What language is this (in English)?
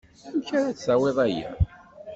Kabyle